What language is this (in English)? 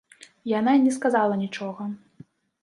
Belarusian